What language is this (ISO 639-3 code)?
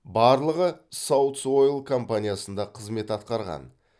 kaz